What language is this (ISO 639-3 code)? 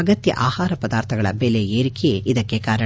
kan